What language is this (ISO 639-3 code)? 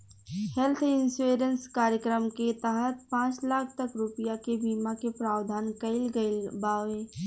bho